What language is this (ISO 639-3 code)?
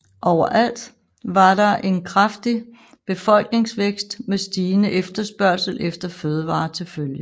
dan